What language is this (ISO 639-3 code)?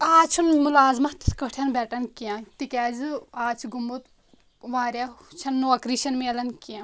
kas